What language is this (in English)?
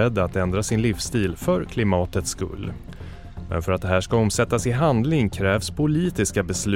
Swedish